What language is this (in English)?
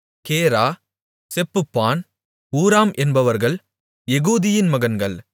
Tamil